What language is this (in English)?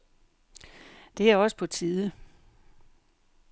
Danish